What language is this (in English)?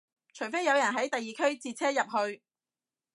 Cantonese